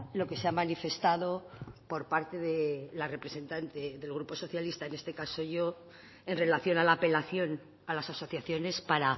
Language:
Spanish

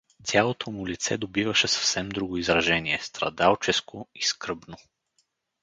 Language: Bulgarian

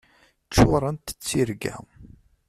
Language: Kabyle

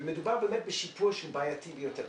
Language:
Hebrew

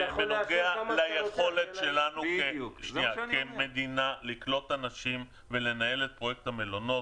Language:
Hebrew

